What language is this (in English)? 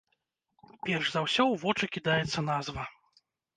Belarusian